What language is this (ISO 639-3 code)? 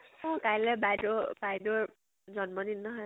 asm